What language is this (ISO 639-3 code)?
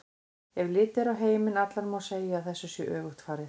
isl